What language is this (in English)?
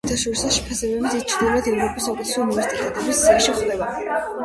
Georgian